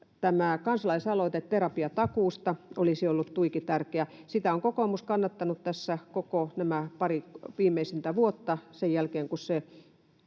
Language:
Finnish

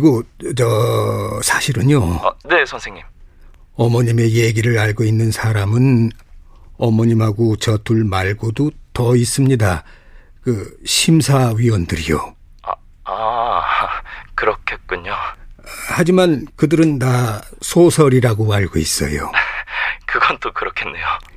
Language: Korean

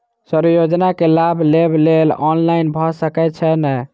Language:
Maithili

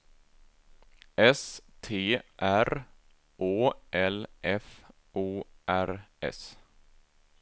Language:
Swedish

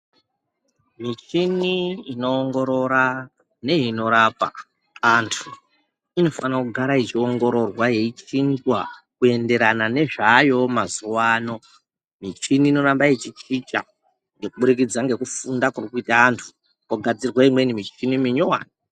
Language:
Ndau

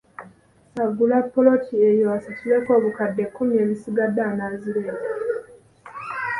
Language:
Ganda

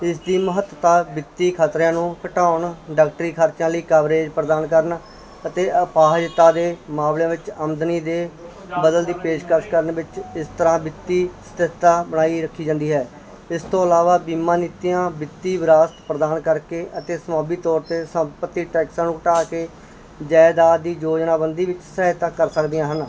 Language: Punjabi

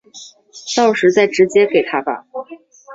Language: Chinese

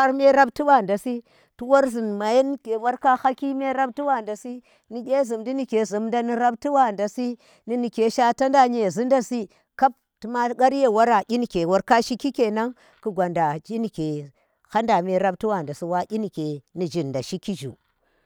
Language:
Tera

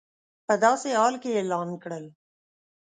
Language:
Pashto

